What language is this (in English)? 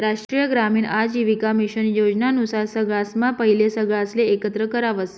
Marathi